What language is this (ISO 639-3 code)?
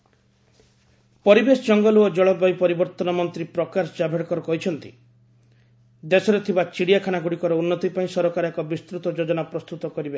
ori